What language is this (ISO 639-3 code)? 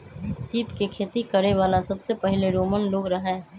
mag